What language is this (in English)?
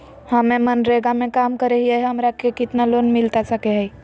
Magahi